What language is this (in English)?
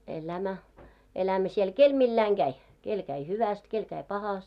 Finnish